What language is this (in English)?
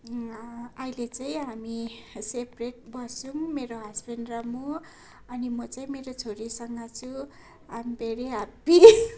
Nepali